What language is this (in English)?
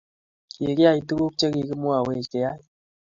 Kalenjin